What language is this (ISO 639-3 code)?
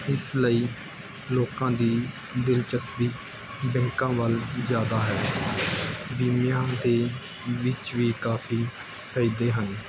pan